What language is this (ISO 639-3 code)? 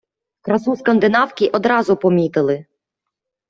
ukr